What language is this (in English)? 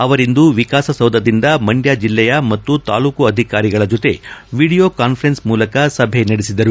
Kannada